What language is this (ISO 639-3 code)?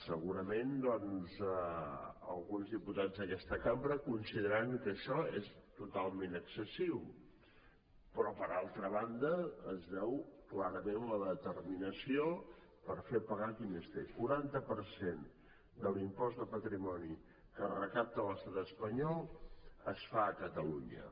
cat